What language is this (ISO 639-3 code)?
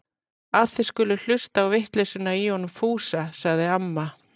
isl